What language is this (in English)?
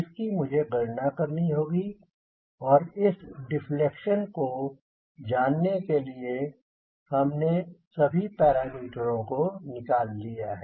Hindi